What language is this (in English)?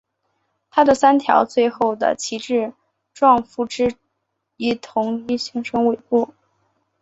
Chinese